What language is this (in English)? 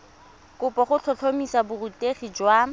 Tswana